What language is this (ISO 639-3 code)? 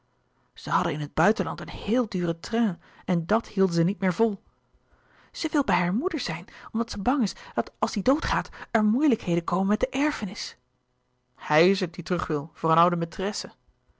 nld